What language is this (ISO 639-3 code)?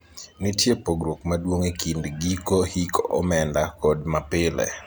luo